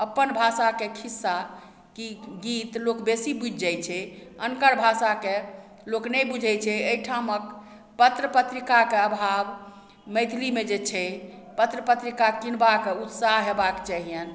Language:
Maithili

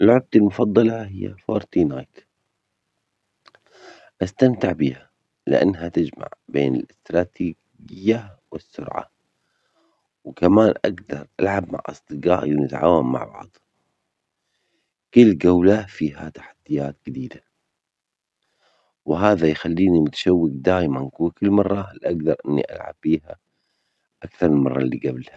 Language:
Omani Arabic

